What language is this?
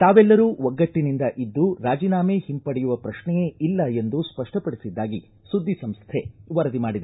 Kannada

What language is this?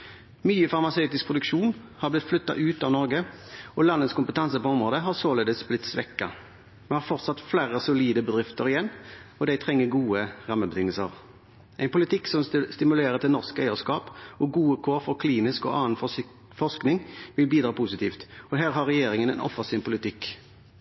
Norwegian Bokmål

